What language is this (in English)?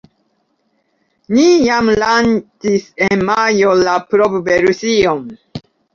Esperanto